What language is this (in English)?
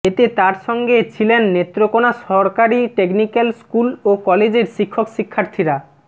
Bangla